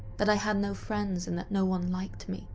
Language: English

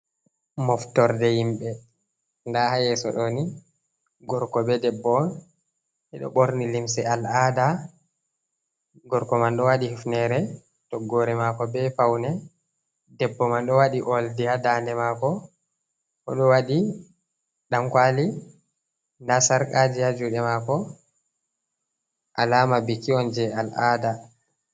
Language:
Fula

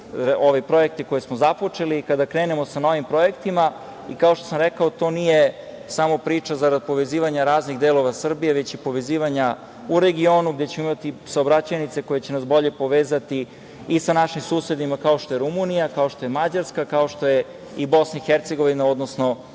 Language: Serbian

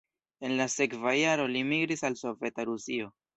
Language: Esperanto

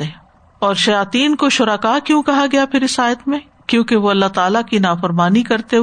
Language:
Urdu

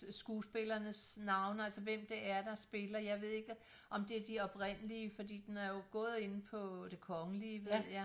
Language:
Danish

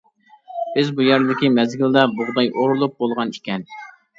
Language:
Uyghur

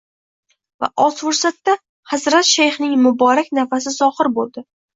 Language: Uzbek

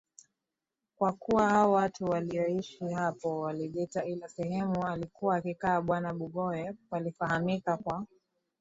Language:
Swahili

